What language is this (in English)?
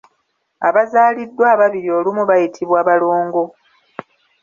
Ganda